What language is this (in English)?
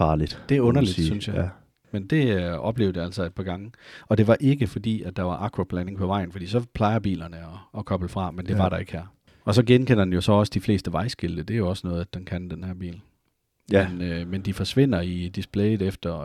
Danish